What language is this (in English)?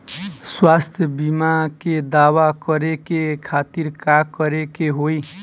Bhojpuri